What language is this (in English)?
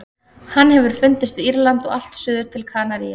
Icelandic